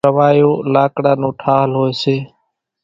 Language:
Kachi Koli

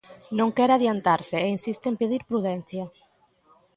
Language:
Galician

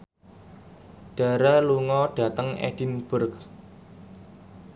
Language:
Javanese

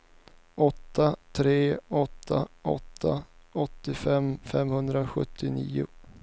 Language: Swedish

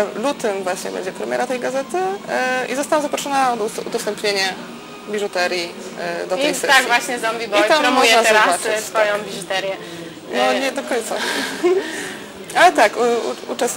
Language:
Polish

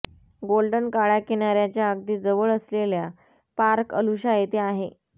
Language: Marathi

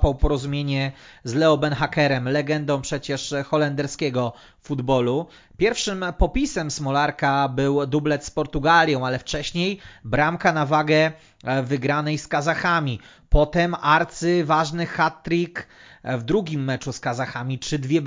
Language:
Polish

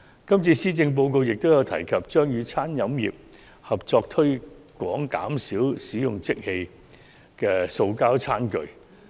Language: Cantonese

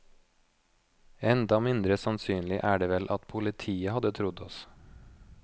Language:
Norwegian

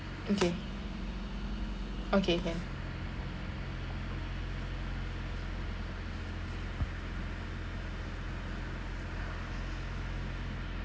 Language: English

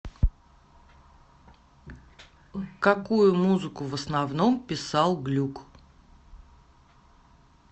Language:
Russian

